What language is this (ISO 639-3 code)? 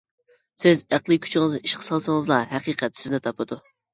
uig